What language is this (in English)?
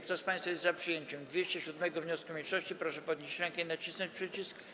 Polish